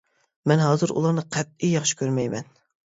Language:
Uyghur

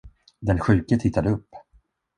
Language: Swedish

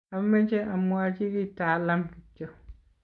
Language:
Kalenjin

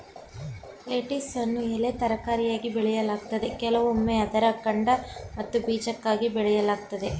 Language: Kannada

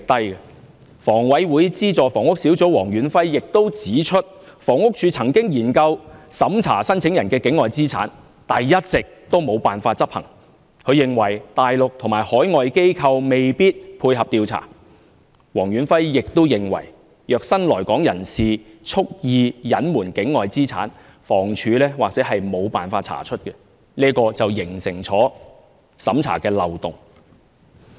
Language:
Cantonese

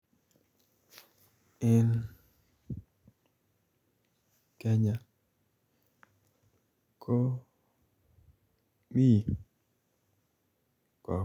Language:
Kalenjin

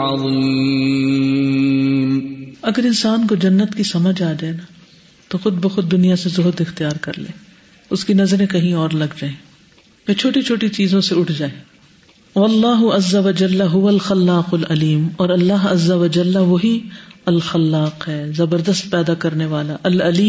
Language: Urdu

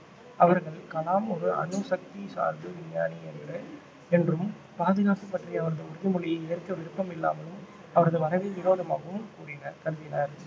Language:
Tamil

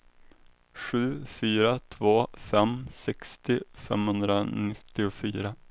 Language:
Swedish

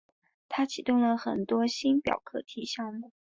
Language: Chinese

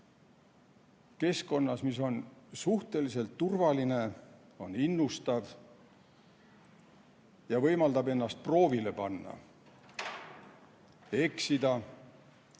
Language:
Estonian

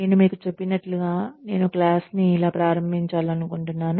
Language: Telugu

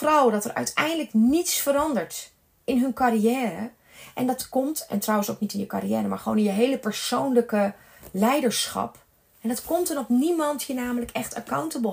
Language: Dutch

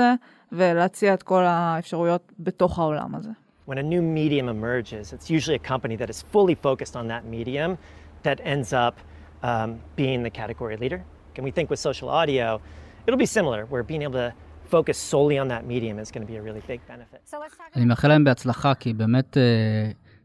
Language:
Hebrew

